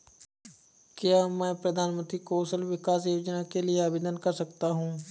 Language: Hindi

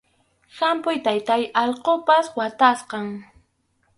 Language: Arequipa-La Unión Quechua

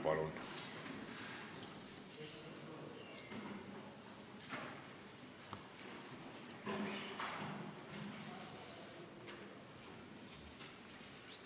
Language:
Estonian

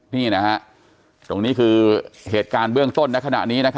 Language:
Thai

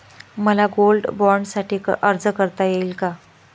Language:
Marathi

